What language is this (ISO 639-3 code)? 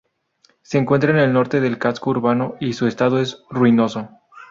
spa